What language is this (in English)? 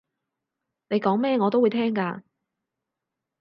Cantonese